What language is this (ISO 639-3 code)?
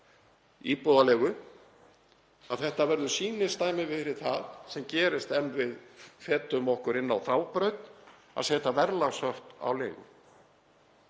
isl